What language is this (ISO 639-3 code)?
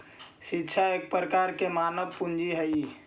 mag